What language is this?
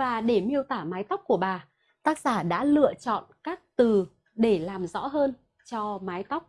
Vietnamese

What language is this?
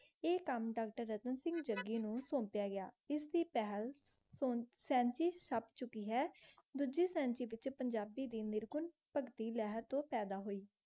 Punjabi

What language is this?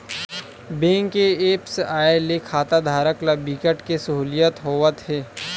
Chhattisgarhi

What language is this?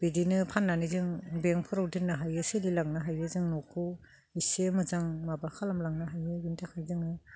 Bodo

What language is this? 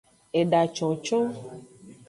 Aja (Benin)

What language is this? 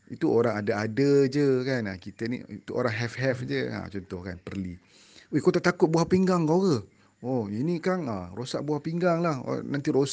Malay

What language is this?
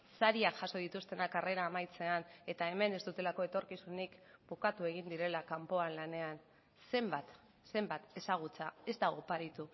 Basque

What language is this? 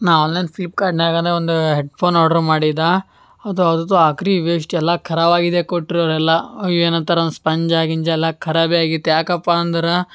Kannada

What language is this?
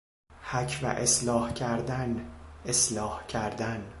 Persian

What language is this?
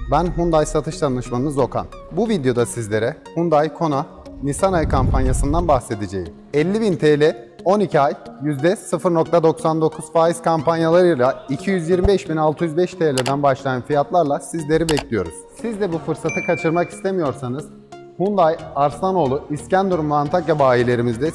Turkish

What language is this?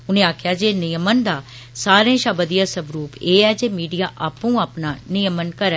Dogri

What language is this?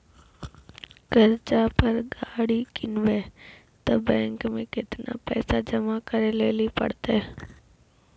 Maithili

